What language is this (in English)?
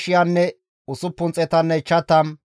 Gamo